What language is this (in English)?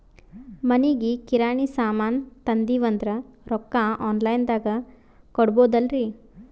Kannada